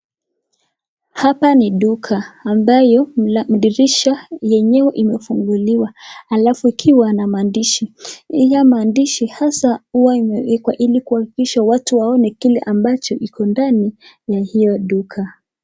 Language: Swahili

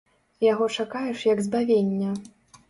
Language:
Belarusian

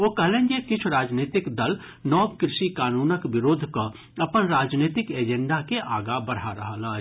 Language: Maithili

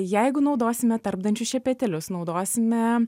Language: Lithuanian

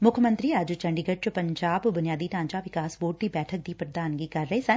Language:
Punjabi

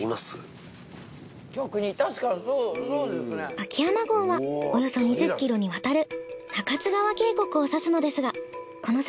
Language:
Japanese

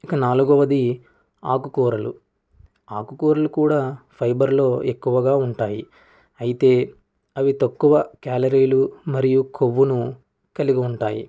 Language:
Telugu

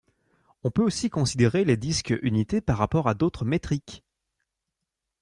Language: French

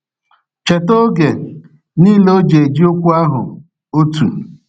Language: Igbo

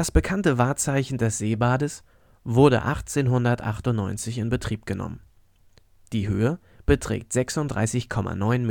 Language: German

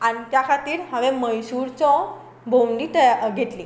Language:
Konkani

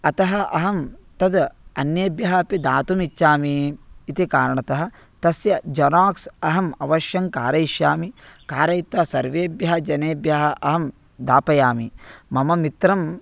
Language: Sanskrit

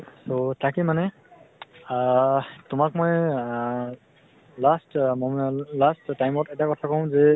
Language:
Assamese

